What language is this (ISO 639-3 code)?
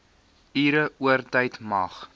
afr